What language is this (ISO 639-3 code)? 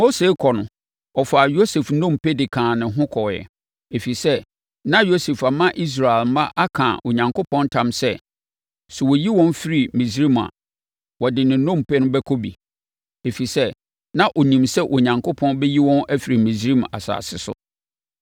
aka